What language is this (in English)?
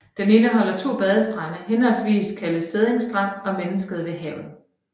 Danish